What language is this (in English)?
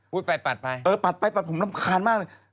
Thai